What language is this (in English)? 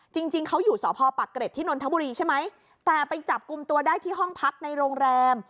Thai